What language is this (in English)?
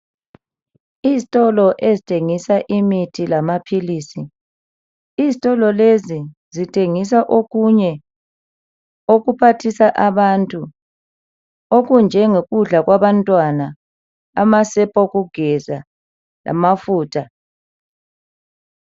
North Ndebele